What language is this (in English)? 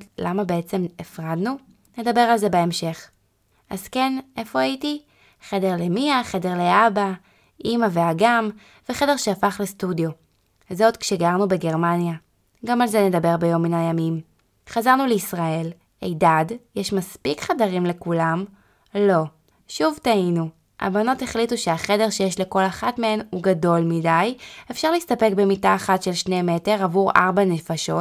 Hebrew